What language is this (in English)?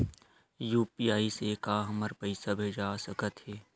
Chhattisgarhi